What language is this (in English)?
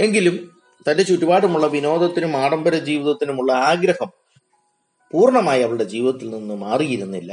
Malayalam